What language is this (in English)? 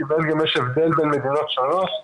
Hebrew